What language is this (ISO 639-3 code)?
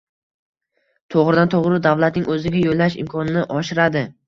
uzb